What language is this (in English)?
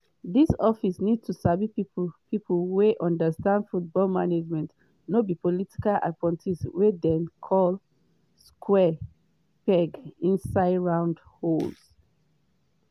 Nigerian Pidgin